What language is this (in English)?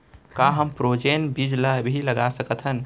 Chhattisgarhi